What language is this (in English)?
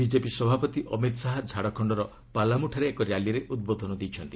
Odia